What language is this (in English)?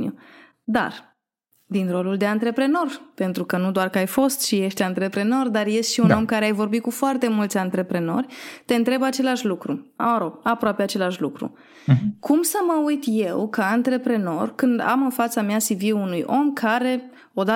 Romanian